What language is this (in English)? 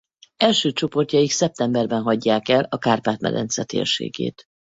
Hungarian